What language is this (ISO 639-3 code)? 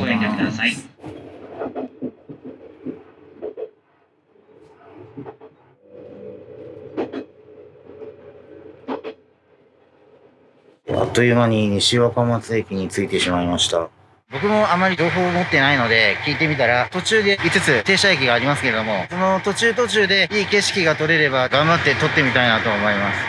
jpn